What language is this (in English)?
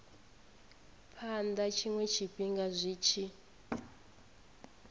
Venda